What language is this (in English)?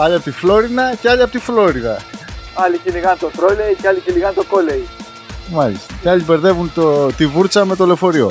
Greek